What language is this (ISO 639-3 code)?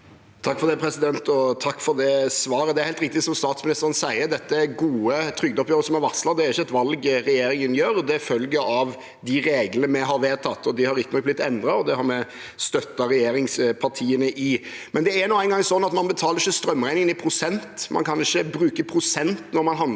nor